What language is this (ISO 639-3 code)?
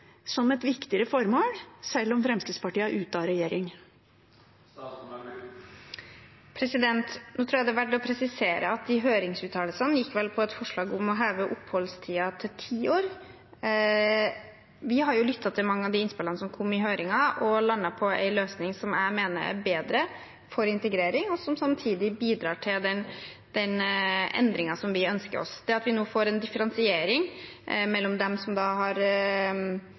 nob